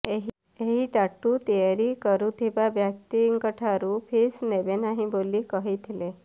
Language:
Odia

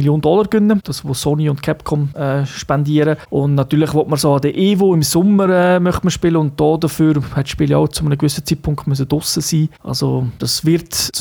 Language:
German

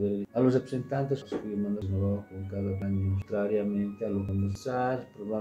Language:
Spanish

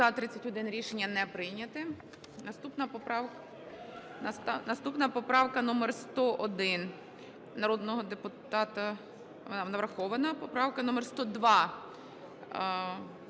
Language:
Ukrainian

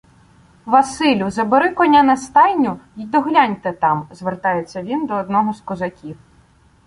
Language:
Ukrainian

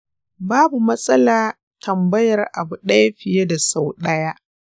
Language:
Hausa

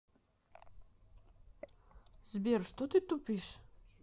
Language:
Russian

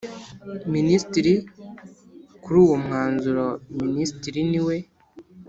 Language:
Kinyarwanda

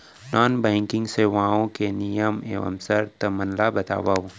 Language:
Chhattisgarhi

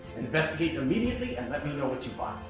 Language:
English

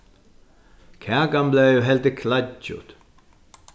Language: Faroese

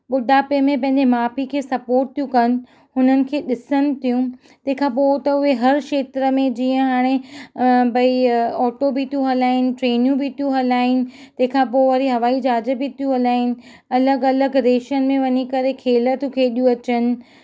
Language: Sindhi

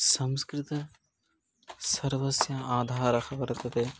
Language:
Sanskrit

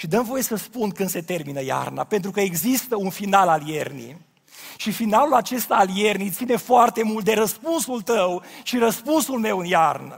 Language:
Romanian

